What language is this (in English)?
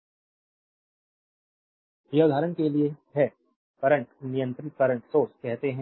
Hindi